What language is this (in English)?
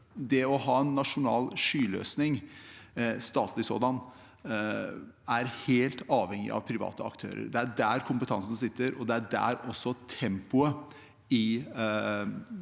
Norwegian